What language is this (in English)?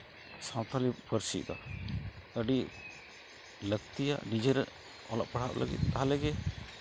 Santali